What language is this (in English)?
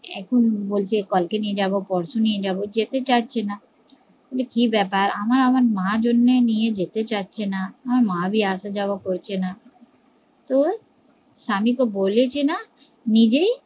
Bangla